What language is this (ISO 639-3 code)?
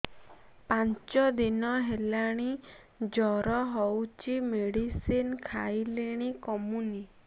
ori